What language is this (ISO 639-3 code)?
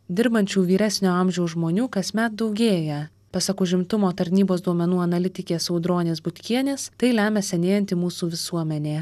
lit